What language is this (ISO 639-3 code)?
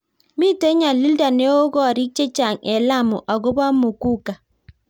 kln